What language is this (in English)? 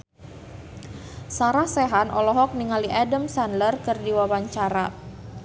Sundanese